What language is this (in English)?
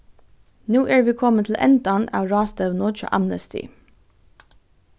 Faroese